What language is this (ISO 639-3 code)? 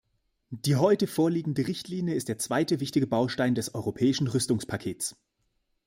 deu